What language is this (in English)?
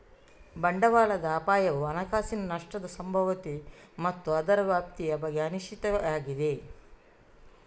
Kannada